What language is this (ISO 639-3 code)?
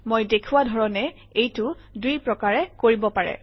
asm